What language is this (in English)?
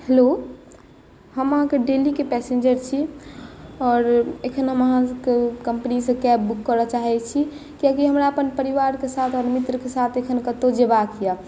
Maithili